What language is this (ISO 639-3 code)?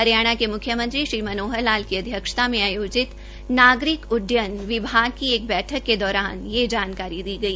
hin